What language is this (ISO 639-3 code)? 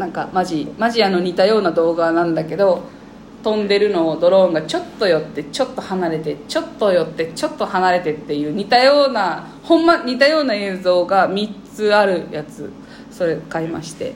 jpn